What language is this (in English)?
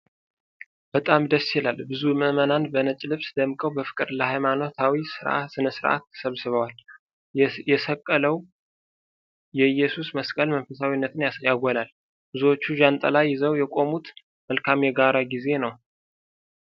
Amharic